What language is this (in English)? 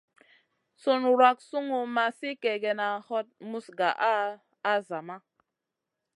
Masana